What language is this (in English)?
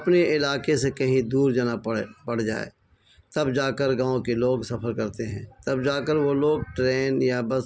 Urdu